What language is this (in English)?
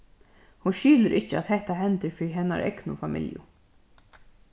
Faroese